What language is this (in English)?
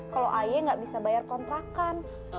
Indonesian